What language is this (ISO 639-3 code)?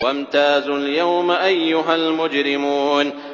ara